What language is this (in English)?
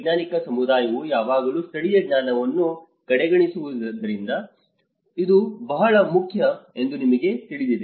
Kannada